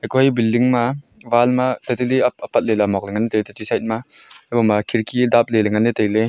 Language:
Wancho Naga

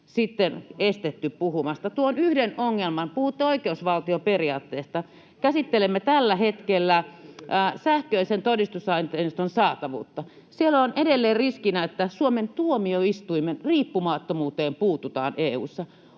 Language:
Finnish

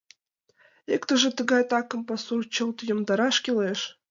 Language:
Mari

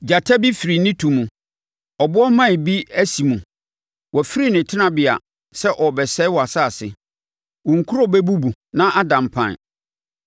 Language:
Akan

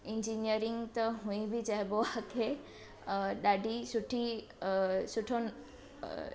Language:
Sindhi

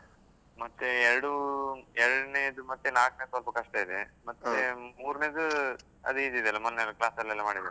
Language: Kannada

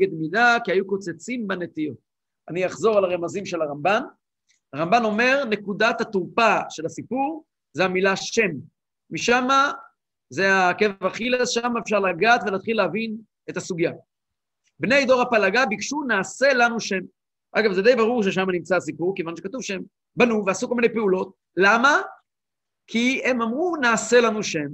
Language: Hebrew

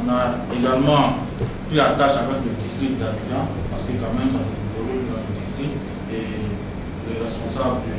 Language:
French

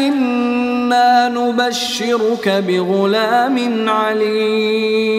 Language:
Arabic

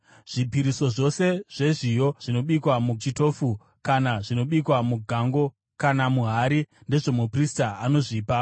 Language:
Shona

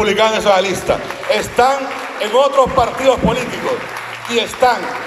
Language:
Spanish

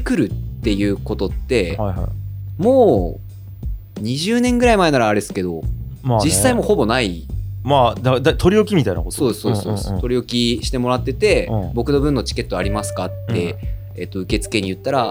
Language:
Japanese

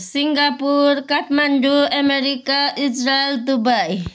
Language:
Nepali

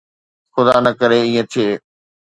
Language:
Sindhi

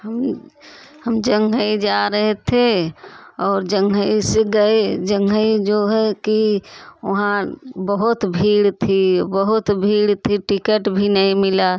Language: Hindi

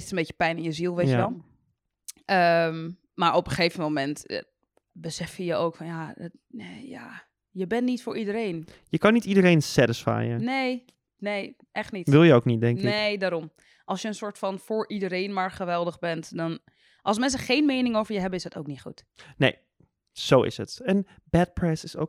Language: Dutch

